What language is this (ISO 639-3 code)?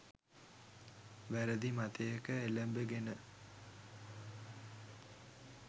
sin